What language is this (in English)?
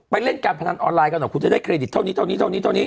Thai